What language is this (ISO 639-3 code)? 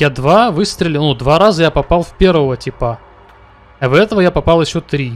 rus